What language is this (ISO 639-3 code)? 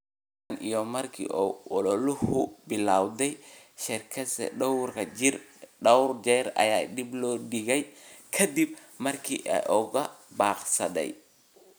som